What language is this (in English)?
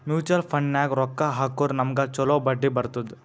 Kannada